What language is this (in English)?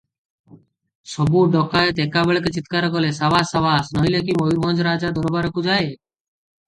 Odia